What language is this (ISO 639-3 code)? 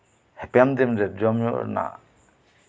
sat